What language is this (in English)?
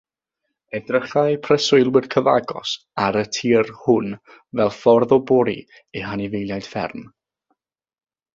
Welsh